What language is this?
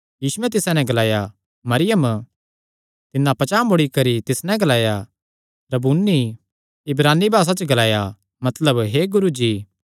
Kangri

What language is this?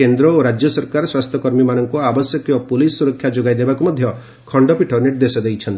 Odia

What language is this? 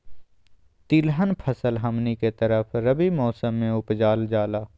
Magahi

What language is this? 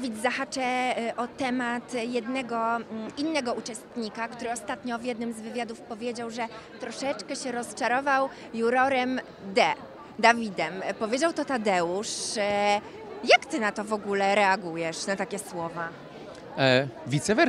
Polish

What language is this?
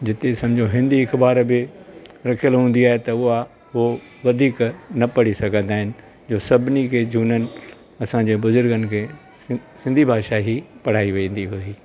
Sindhi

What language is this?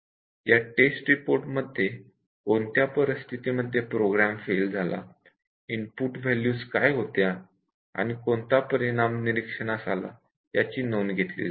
Marathi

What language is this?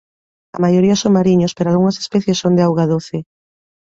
Galician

